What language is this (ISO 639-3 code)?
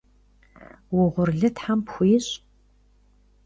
kbd